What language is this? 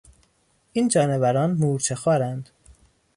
Persian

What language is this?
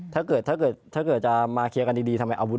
Thai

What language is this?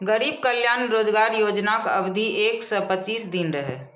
Maithili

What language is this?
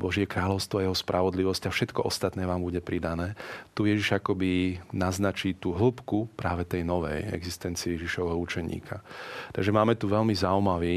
Slovak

